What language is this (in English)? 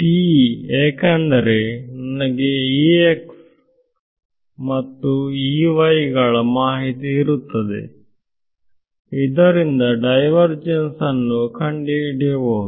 Kannada